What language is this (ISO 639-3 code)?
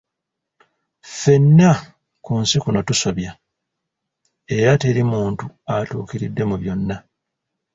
lug